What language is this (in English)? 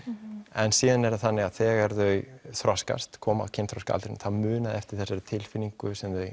Icelandic